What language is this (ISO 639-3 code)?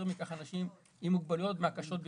heb